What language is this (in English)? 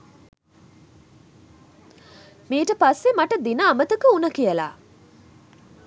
Sinhala